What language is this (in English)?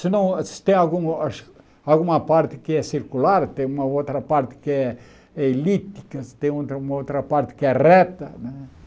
Portuguese